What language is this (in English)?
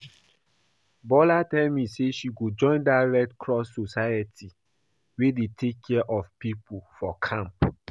Nigerian Pidgin